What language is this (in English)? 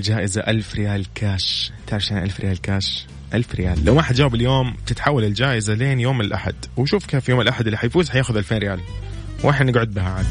Arabic